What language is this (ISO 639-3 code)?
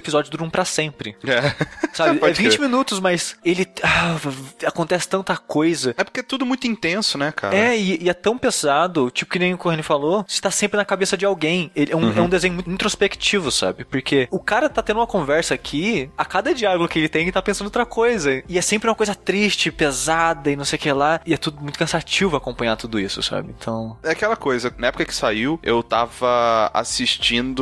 por